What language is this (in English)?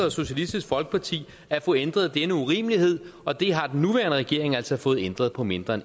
Danish